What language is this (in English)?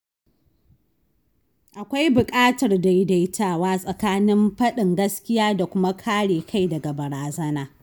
Hausa